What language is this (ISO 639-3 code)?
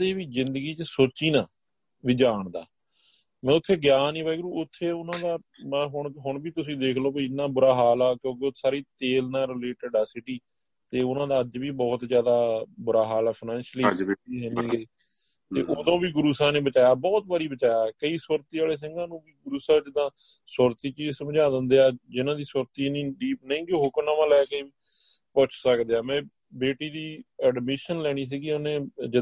pan